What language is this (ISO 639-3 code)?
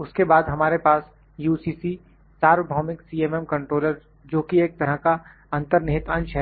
hin